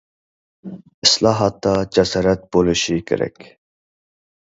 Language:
Uyghur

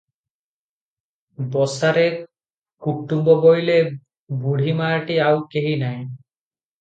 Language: Odia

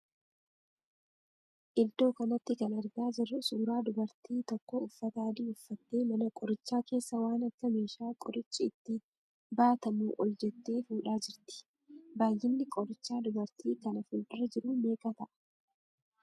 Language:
Oromo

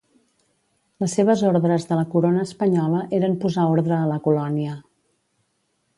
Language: Catalan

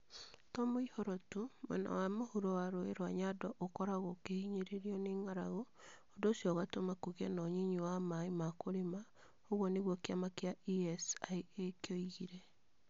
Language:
Kikuyu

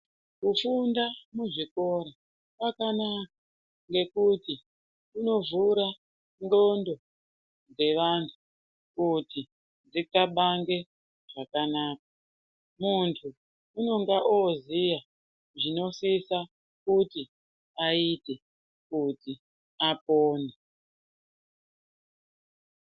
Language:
Ndau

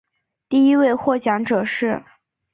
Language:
Chinese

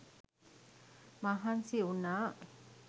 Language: Sinhala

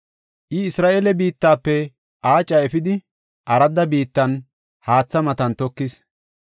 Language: Gofa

